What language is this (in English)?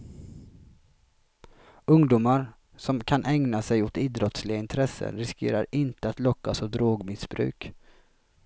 Swedish